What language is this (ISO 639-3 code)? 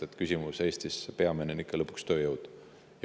est